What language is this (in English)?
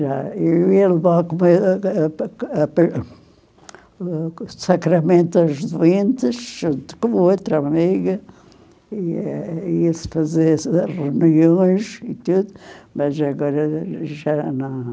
Portuguese